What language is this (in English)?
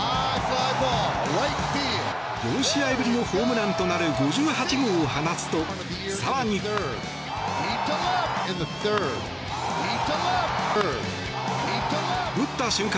Japanese